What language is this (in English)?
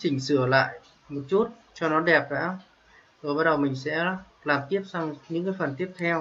Vietnamese